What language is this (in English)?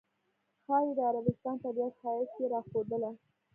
Pashto